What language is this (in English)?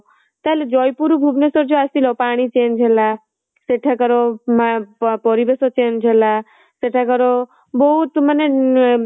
Odia